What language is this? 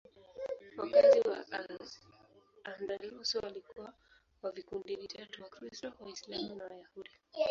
Swahili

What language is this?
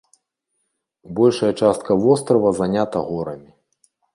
Belarusian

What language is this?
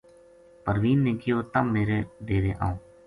Gujari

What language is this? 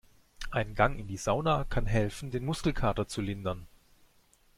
German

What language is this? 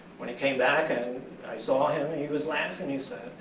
English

